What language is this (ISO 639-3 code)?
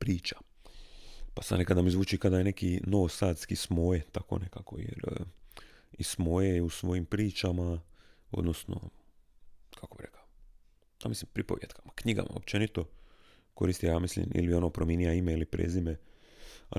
hrv